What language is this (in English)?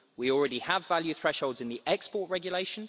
English